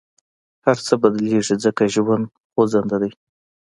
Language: Pashto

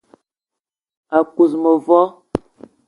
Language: Eton (Cameroon)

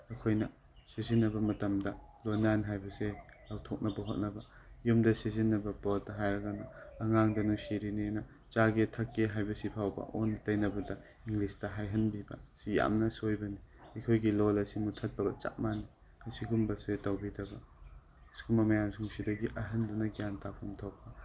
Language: Manipuri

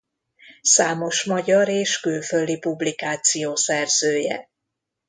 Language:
Hungarian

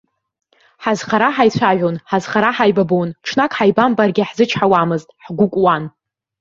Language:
Abkhazian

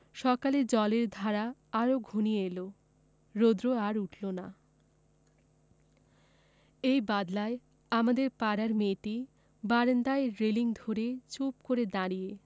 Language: Bangla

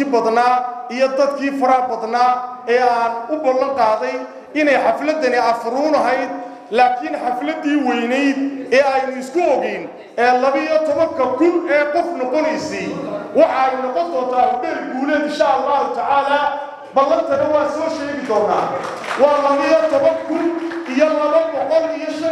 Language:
Arabic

